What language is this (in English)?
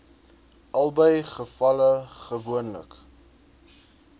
Afrikaans